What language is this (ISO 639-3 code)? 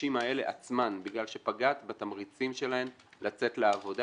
heb